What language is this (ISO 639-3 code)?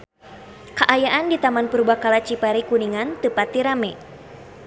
sun